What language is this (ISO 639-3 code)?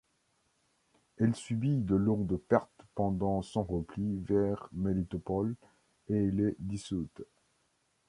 fra